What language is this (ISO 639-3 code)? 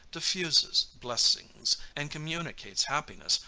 eng